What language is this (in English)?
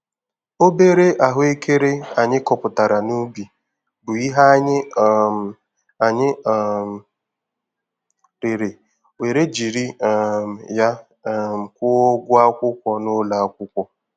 Igbo